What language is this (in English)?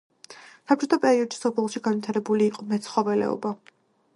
Georgian